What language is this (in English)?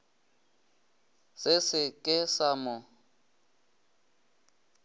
Northern Sotho